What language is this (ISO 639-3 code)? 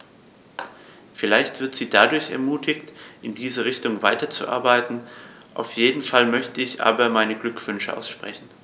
deu